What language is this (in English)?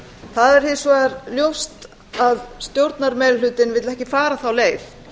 Icelandic